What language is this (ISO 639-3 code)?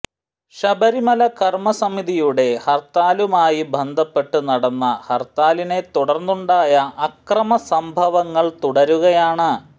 mal